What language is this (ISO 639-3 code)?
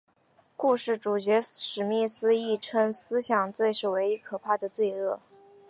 zho